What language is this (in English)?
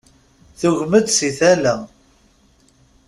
Kabyle